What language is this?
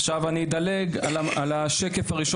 Hebrew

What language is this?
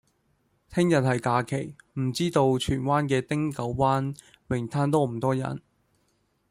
Cantonese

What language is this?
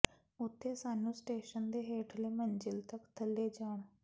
Punjabi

